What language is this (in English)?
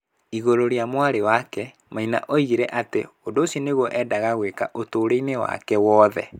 Kikuyu